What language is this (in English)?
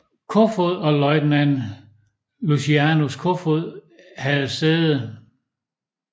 Danish